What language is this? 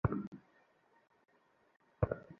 Bangla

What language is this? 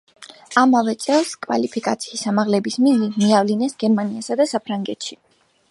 Georgian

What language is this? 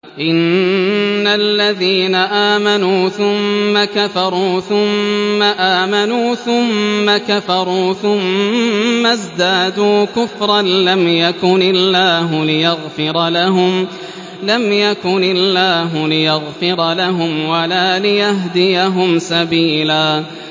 Arabic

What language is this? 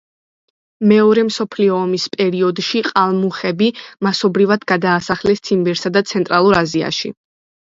Georgian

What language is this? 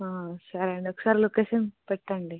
Telugu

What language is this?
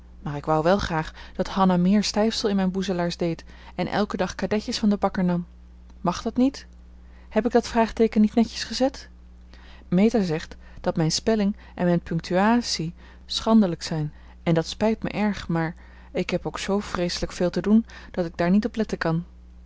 Dutch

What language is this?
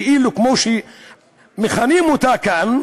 Hebrew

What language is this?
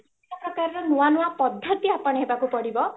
Odia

